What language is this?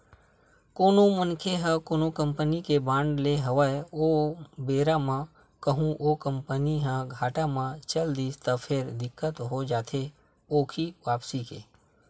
Chhattisgarhi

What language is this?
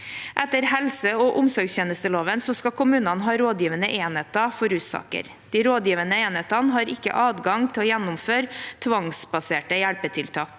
Norwegian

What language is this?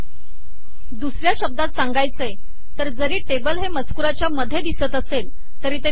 Marathi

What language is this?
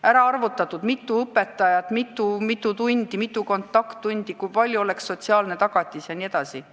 Estonian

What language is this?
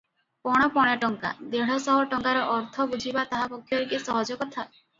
Odia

